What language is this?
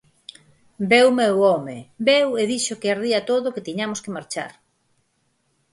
Galician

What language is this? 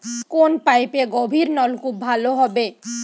Bangla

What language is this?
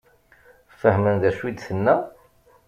Kabyle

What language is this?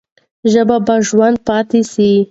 Pashto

